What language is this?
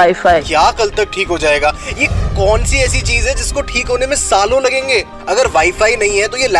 Hindi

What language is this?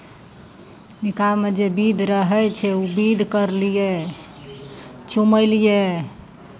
Maithili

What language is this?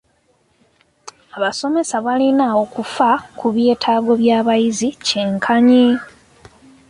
Ganda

